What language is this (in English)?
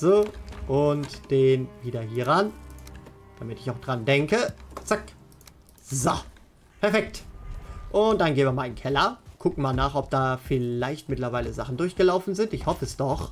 German